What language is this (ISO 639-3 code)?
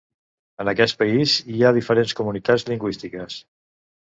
cat